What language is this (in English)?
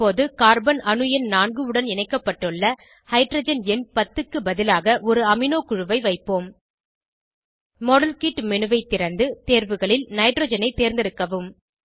Tamil